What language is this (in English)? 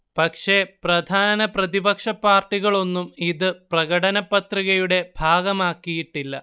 Malayalam